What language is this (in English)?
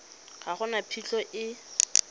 Tswana